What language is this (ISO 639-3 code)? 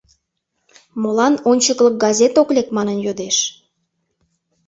chm